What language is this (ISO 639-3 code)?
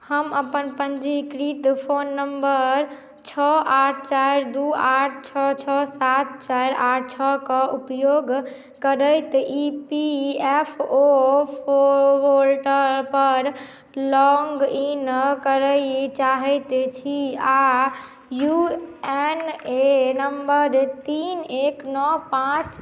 mai